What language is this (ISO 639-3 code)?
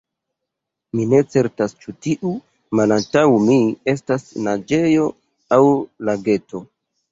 epo